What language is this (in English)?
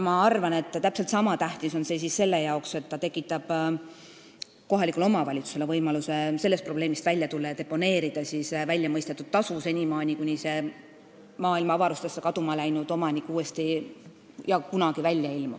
Estonian